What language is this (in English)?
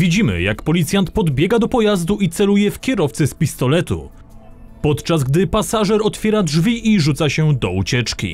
Polish